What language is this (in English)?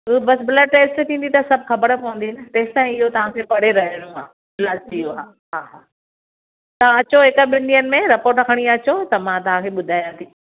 Sindhi